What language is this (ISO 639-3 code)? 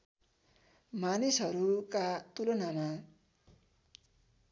nep